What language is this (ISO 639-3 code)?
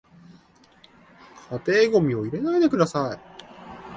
jpn